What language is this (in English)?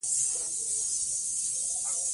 Pashto